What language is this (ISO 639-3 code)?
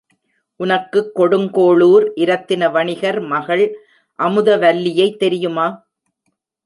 tam